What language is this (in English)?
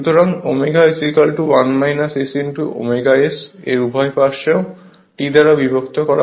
Bangla